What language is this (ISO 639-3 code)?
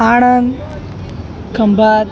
guj